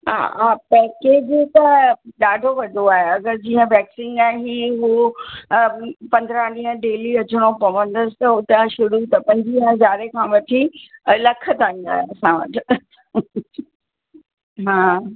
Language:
Sindhi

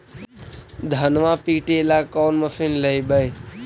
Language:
Magahi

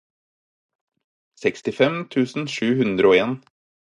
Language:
Norwegian Bokmål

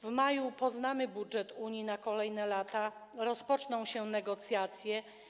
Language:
Polish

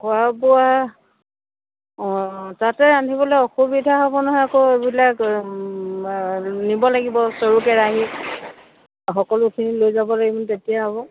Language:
Assamese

